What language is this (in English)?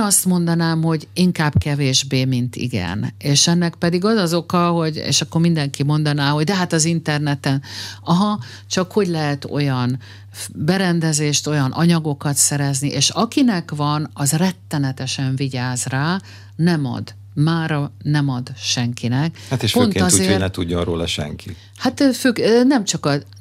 Hungarian